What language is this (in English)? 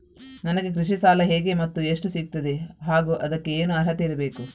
Kannada